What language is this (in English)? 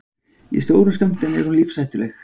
Icelandic